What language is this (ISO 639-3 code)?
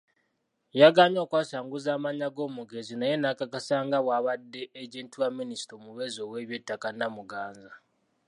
lug